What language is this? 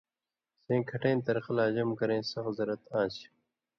Indus Kohistani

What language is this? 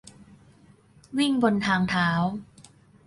Thai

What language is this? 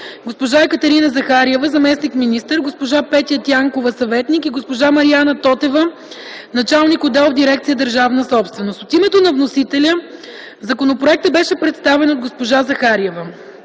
Bulgarian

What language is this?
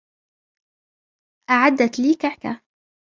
Arabic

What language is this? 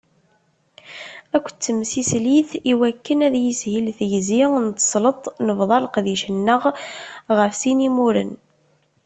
Kabyle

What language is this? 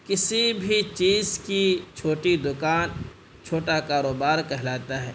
Urdu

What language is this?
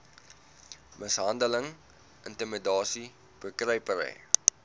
Afrikaans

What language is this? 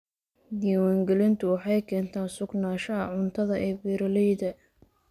Somali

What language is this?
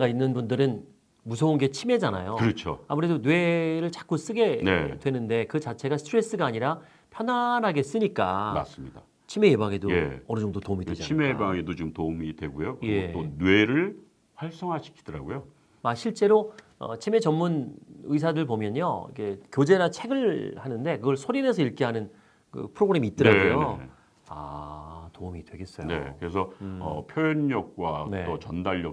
Korean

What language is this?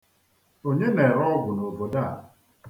Igbo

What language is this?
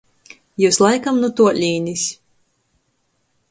Latgalian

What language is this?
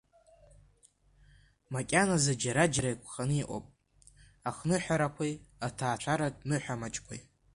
Abkhazian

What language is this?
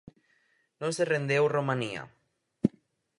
Galician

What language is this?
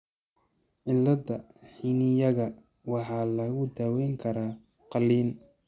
Somali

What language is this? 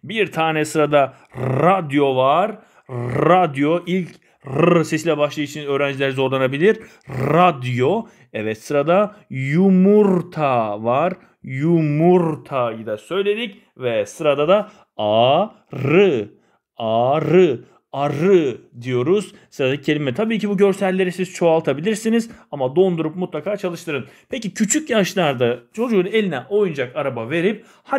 Turkish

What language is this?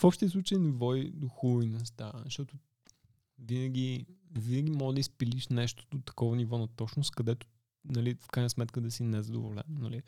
Bulgarian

